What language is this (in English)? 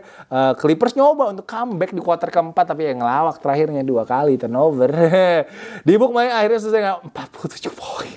Indonesian